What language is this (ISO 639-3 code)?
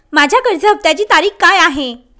mar